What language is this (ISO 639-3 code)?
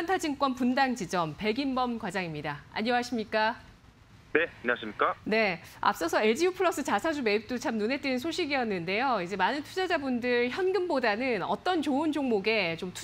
kor